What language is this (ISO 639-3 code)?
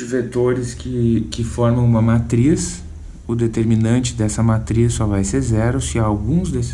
por